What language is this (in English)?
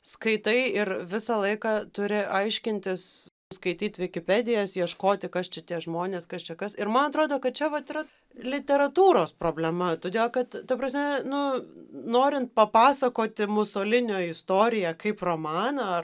Lithuanian